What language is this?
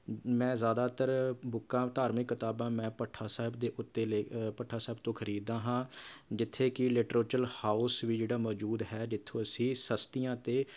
Punjabi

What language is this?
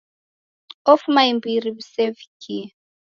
Taita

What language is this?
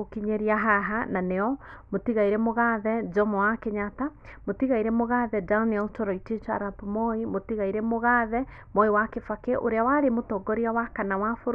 Kikuyu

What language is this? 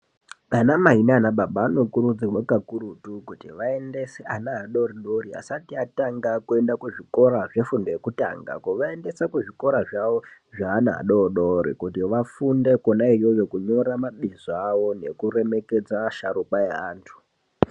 Ndau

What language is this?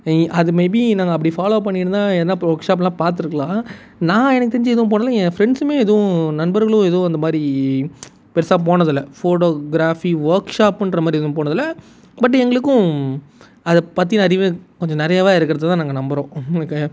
Tamil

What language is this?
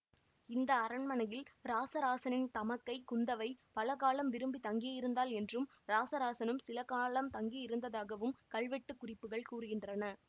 Tamil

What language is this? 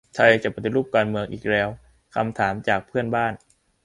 Thai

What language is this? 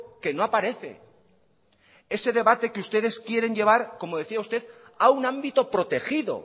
Spanish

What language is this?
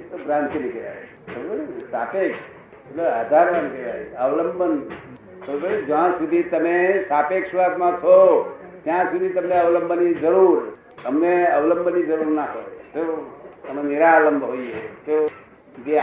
Gujarati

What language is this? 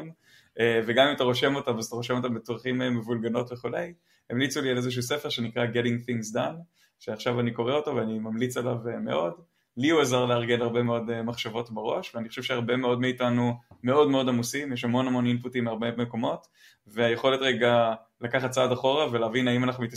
Hebrew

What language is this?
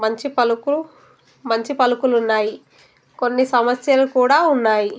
Telugu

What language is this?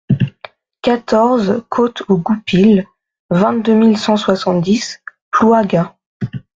French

